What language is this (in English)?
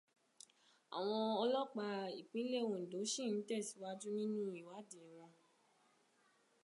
Yoruba